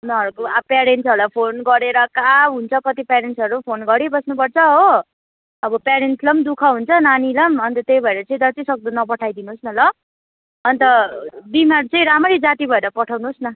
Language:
Nepali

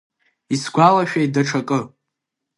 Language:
Abkhazian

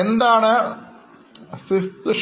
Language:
Malayalam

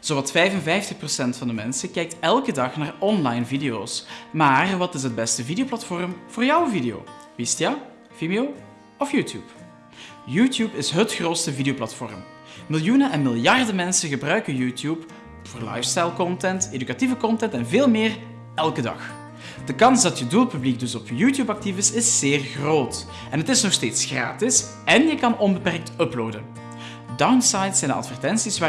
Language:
Dutch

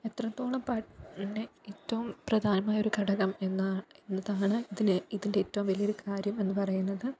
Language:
Malayalam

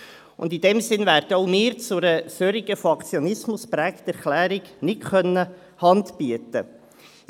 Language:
Swiss German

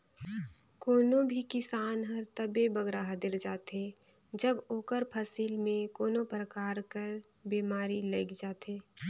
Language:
Chhattisgarhi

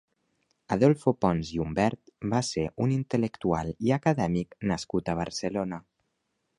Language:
Catalan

